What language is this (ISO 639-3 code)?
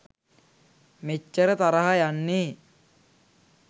sin